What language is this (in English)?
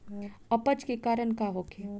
Bhojpuri